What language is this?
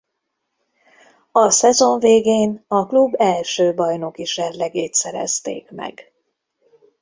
Hungarian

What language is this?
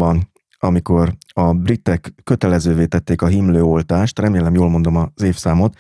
Hungarian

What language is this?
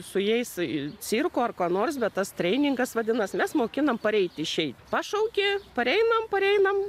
Lithuanian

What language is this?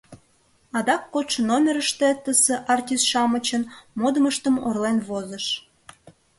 Mari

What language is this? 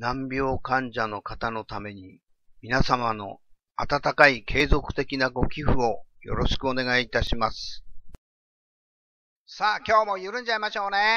Japanese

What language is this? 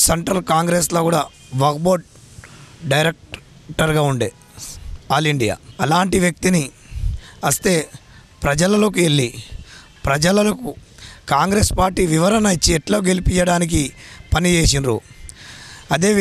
Telugu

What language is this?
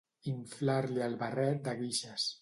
Catalan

